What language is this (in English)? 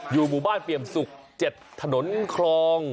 Thai